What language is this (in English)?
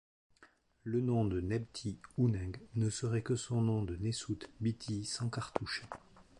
French